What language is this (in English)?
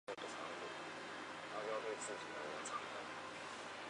Chinese